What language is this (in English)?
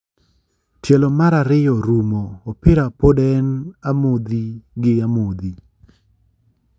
Luo (Kenya and Tanzania)